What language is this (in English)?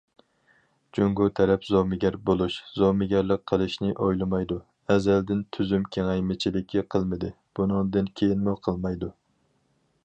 Uyghur